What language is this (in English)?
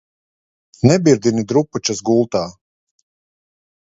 Latvian